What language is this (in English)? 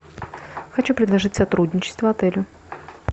Russian